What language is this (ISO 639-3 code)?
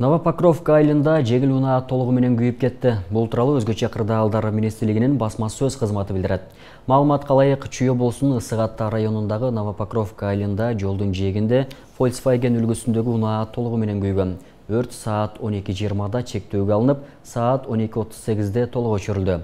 tur